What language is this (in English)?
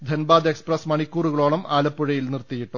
Malayalam